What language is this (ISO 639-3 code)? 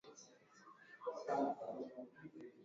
swa